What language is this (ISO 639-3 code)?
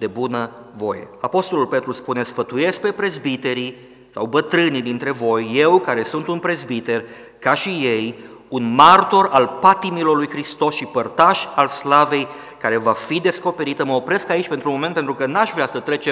ron